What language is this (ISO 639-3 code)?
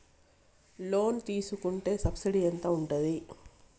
tel